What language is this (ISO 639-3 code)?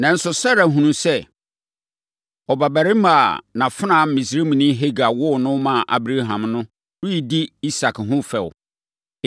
aka